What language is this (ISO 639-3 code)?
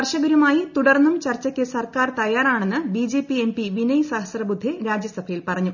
mal